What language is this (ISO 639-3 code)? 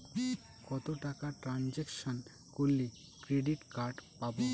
ben